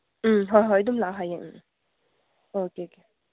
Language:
Manipuri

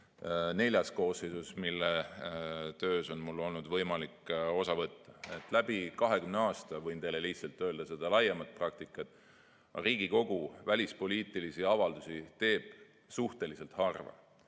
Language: Estonian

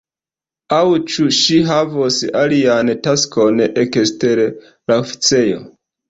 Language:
Esperanto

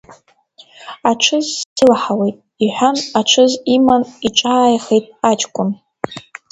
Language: Abkhazian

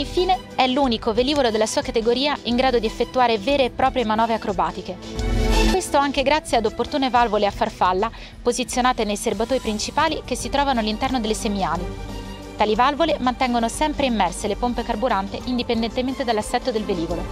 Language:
Italian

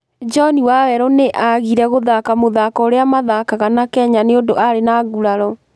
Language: Kikuyu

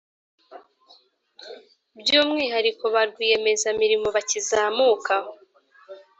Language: Kinyarwanda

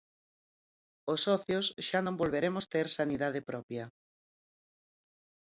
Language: Galician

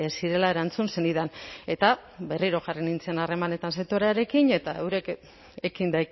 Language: Basque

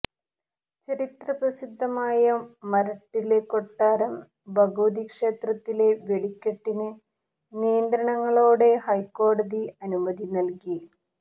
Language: Malayalam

